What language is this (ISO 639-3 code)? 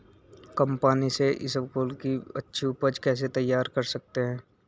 hin